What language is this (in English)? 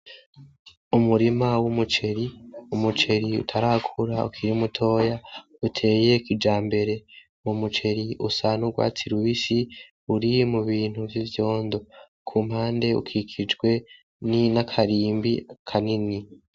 Rundi